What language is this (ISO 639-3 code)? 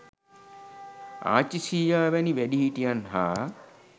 sin